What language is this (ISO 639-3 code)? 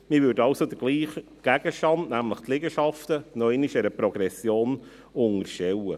gsw